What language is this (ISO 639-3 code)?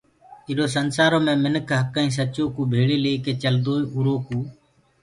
ggg